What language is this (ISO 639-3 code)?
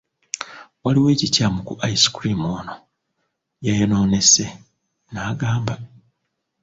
lug